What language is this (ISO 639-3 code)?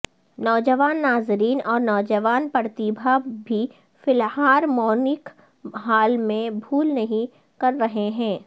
urd